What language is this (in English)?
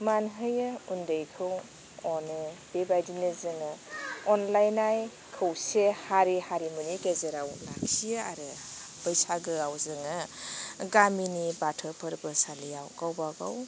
Bodo